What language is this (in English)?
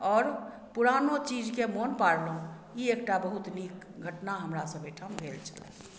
Maithili